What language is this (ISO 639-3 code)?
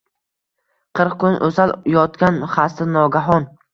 uzb